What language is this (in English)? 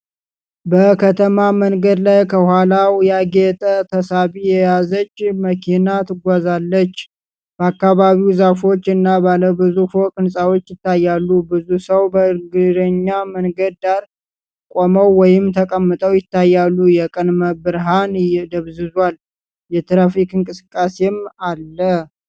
Amharic